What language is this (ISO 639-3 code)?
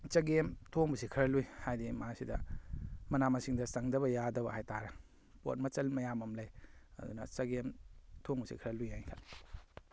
mni